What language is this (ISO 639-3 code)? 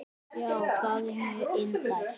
isl